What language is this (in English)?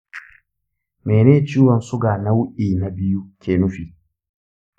Hausa